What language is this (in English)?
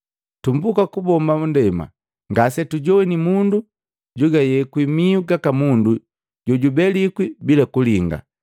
Matengo